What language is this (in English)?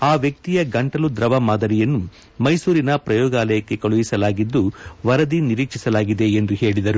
Kannada